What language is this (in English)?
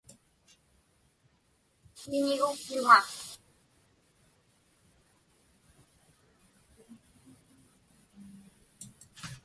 Inupiaq